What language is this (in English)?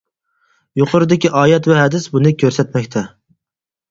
Uyghur